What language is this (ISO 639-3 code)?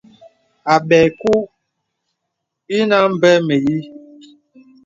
beb